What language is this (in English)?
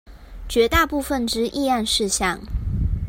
Chinese